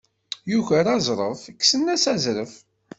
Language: Kabyle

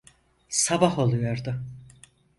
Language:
Turkish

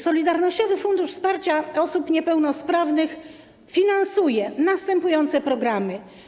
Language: Polish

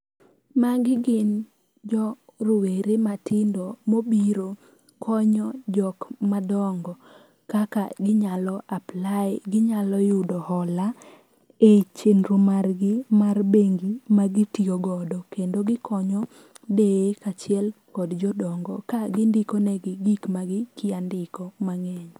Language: Luo (Kenya and Tanzania)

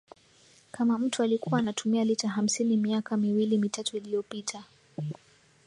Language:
Swahili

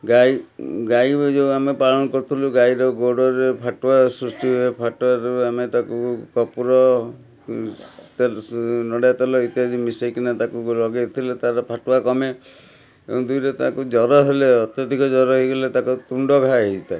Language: Odia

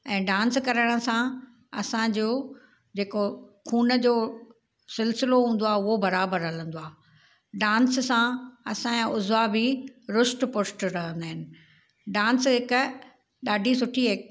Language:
Sindhi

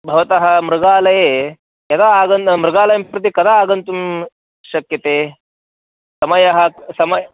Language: Sanskrit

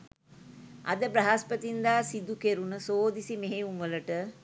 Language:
Sinhala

